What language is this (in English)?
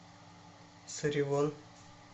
Russian